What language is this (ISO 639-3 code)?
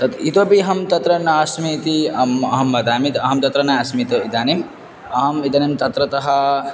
san